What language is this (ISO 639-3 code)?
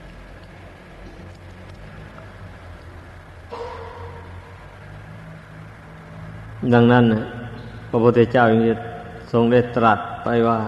tha